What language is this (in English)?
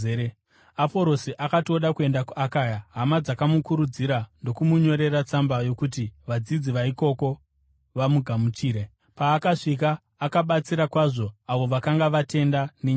Shona